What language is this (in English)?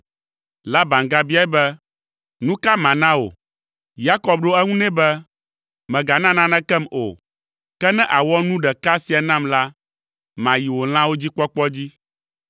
Ewe